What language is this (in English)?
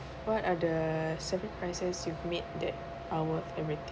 English